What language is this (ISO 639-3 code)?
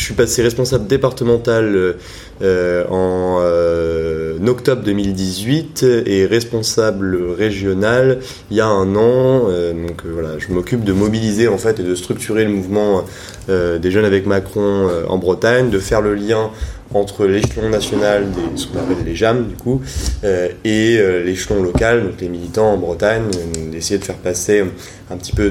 fra